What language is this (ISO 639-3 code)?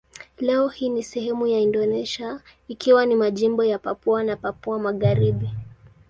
swa